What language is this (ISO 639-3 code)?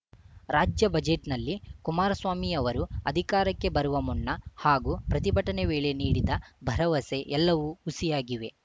kan